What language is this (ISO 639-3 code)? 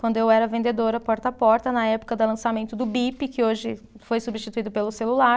por